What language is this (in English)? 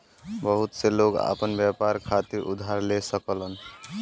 Bhojpuri